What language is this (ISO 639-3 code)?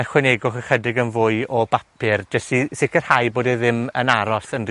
cym